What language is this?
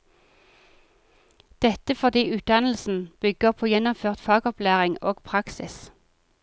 Norwegian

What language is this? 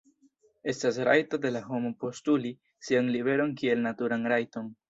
Esperanto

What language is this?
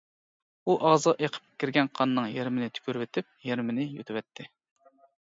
Uyghur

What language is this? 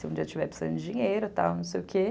Portuguese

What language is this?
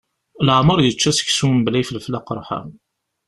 Kabyle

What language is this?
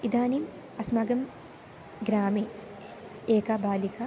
Sanskrit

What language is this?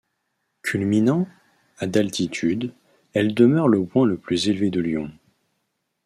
French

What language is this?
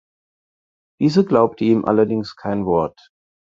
German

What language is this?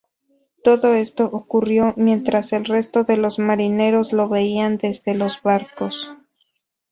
Spanish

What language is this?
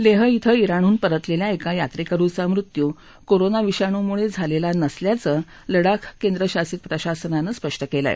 Marathi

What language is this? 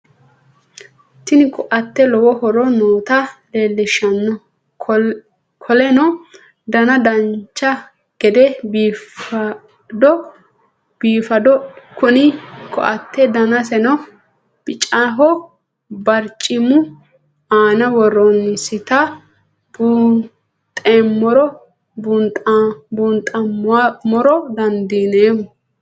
Sidamo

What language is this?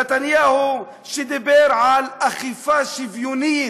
Hebrew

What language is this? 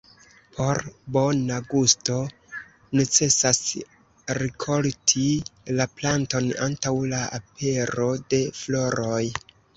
Esperanto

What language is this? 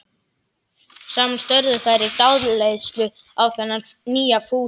Icelandic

